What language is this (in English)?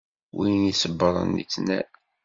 Kabyle